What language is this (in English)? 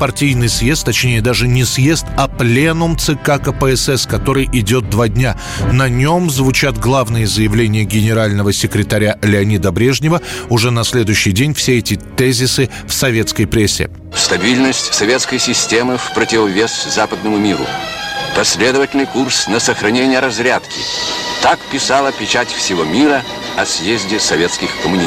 Russian